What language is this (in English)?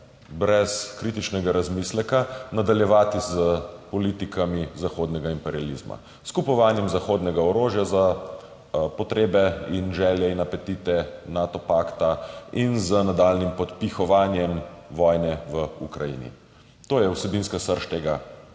Slovenian